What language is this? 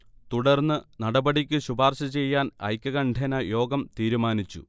Malayalam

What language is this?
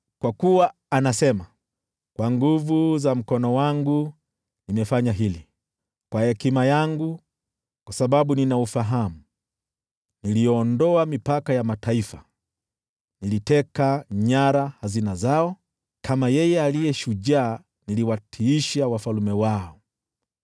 Swahili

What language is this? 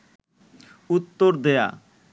Bangla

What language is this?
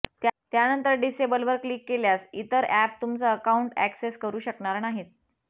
Marathi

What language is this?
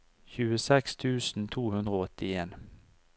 Norwegian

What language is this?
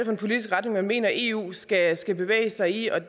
Danish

